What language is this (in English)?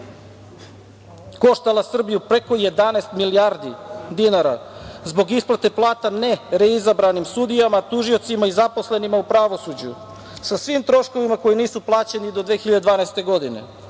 Serbian